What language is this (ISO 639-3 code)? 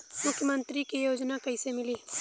bho